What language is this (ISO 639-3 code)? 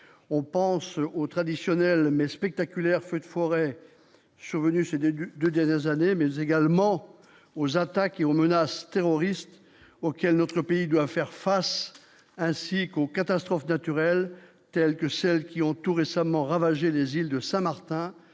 fra